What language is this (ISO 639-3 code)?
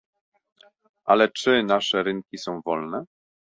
pol